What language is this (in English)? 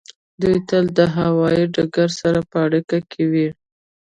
Pashto